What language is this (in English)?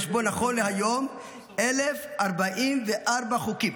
Hebrew